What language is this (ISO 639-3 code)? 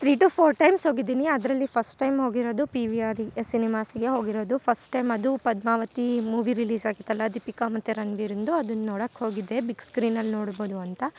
kan